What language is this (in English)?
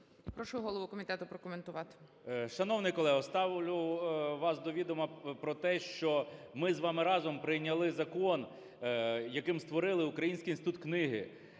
Ukrainian